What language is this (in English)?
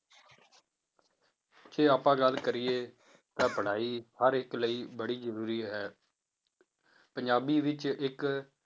Punjabi